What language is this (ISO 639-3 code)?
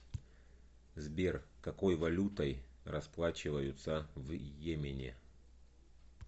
rus